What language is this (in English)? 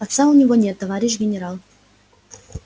Russian